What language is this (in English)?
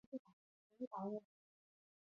Chinese